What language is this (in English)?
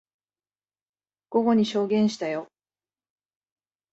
Japanese